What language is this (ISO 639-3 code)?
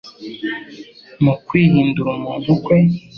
kin